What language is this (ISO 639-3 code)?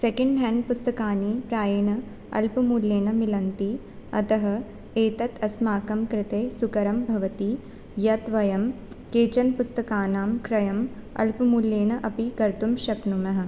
san